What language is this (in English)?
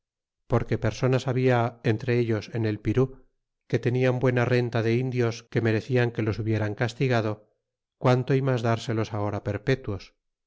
Spanish